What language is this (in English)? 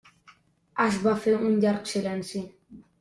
Catalan